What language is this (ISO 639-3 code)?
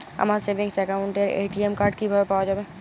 ben